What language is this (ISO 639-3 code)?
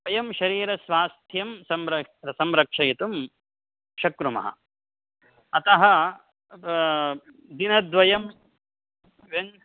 san